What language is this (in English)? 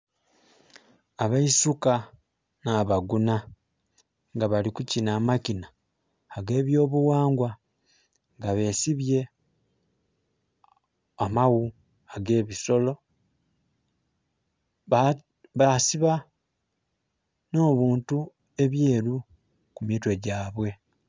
Soga